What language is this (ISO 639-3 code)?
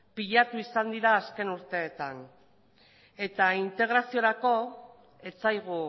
eus